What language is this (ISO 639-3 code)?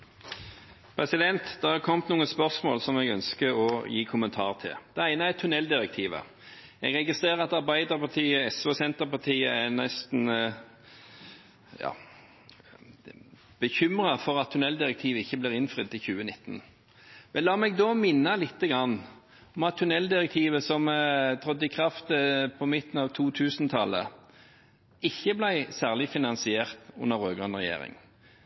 nor